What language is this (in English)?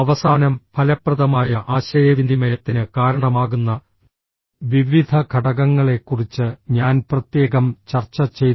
Malayalam